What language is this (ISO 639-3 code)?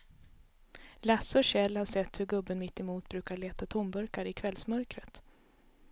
swe